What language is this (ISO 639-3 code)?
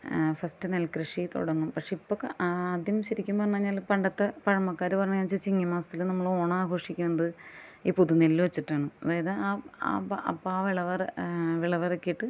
mal